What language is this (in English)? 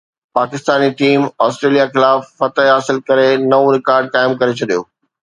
Sindhi